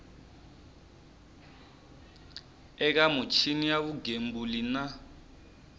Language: Tsonga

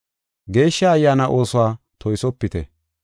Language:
Gofa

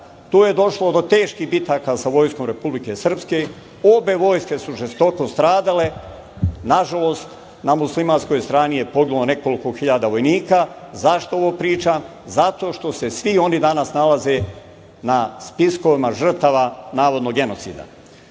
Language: Serbian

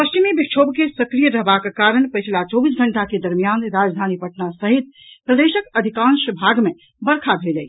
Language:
Maithili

